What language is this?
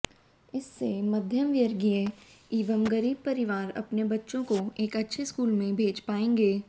Hindi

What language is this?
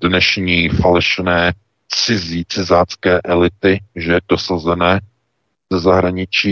Czech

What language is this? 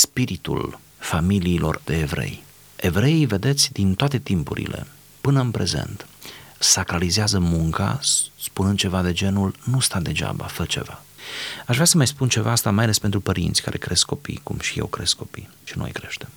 Romanian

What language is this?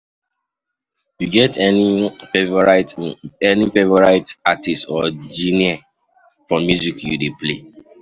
Nigerian Pidgin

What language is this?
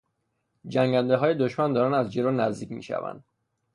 Persian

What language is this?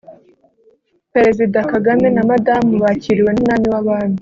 Kinyarwanda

